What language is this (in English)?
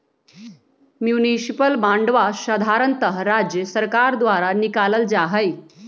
Magahi